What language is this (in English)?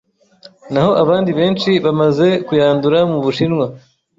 Kinyarwanda